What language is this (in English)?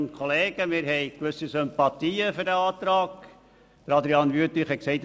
Swiss German